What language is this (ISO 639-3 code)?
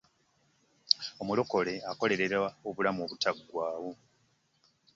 lug